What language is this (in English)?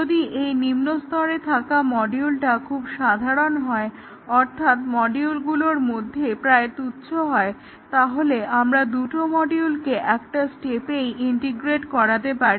Bangla